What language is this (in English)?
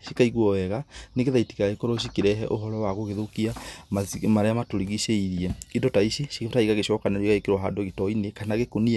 Kikuyu